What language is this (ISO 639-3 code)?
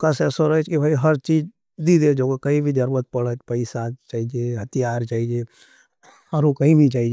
noe